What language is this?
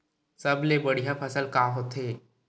Chhattisgarhi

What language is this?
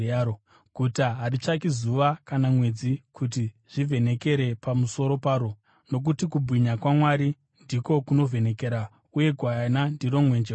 Shona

